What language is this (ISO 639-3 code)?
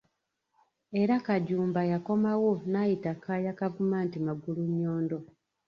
lug